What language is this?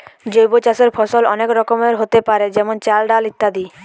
Bangla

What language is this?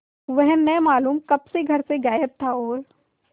Hindi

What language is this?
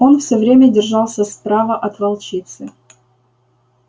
Russian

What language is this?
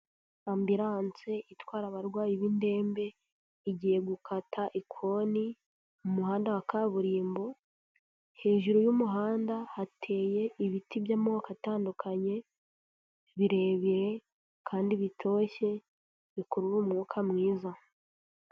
Kinyarwanda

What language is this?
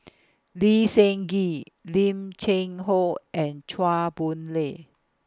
English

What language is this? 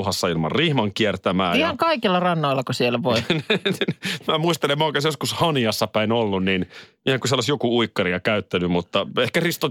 Finnish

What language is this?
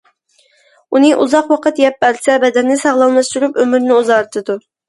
Uyghur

